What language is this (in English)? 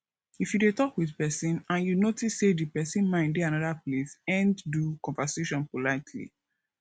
Nigerian Pidgin